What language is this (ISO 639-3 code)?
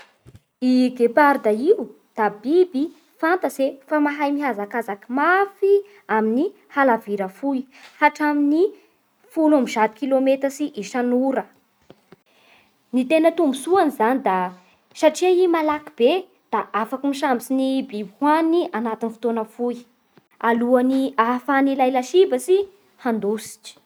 bhr